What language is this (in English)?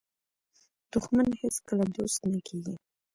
Pashto